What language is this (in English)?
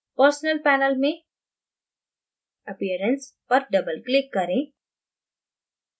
Hindi